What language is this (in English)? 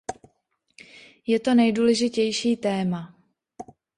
Czech